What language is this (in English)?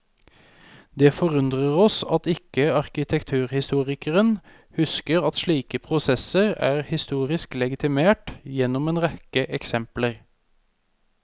Norwegian